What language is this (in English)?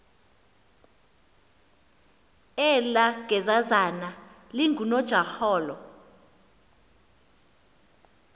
Xhosa